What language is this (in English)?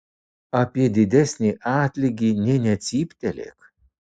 Lithuanian